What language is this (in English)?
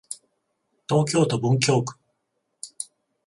Japanese